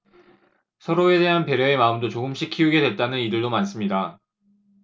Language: Korean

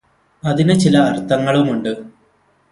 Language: Malayalam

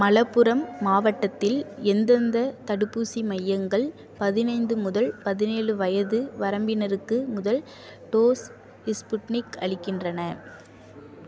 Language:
Tamil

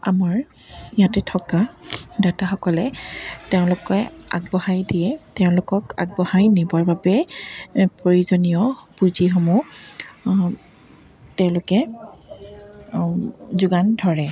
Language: Assamese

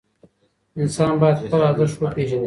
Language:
Pashto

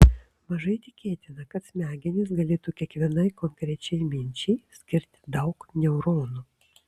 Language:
Lithuanian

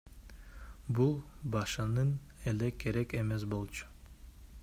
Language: Kyrgyz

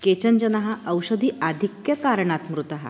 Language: Sanskrit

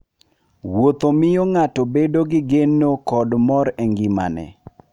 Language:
Luo (Kenya and Tanzania)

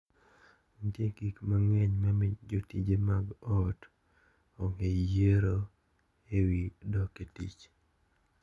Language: Luo (Kenya and Tanzania)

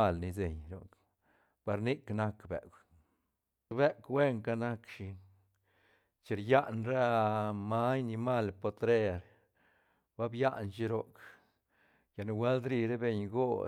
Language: Santa Catarina Albarradas Zapotec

